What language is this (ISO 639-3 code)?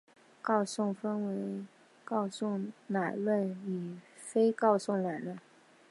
zho